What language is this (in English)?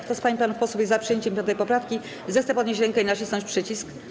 Polish